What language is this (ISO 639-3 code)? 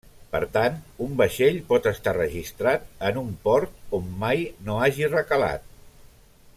cat